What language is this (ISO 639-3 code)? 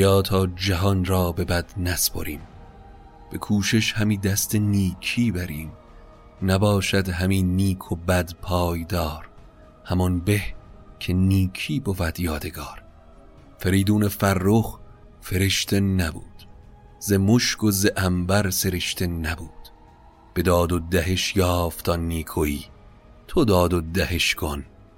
fas